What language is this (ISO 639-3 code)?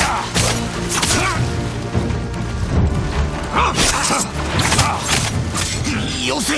jpn